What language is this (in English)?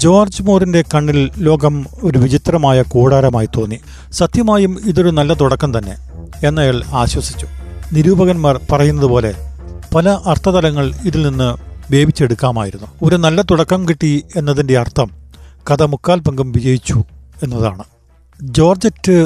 Malayalam